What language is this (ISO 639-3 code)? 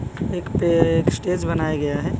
hin